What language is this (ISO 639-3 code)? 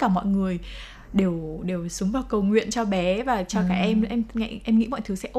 vie